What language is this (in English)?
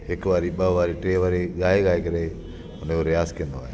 Sindhi